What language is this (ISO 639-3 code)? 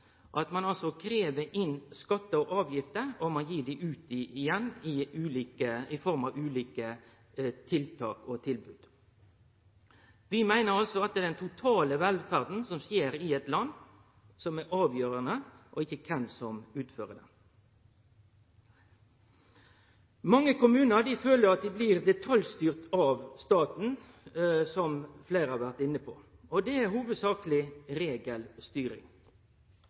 nno